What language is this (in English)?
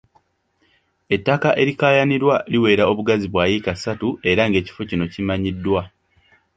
Ganda